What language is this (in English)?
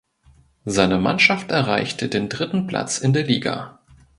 German